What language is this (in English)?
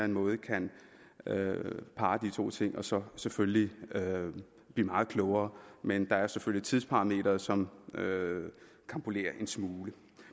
Danish